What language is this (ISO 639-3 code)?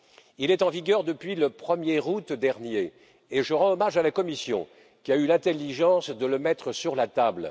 fra